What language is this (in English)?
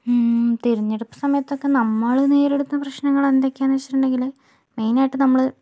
Malayalam